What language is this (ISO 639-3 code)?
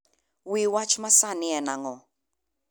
luo